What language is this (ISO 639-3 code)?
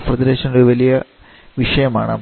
mal